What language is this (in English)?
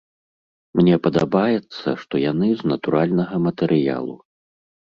Belarusian